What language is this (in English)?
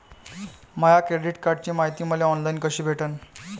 Marathi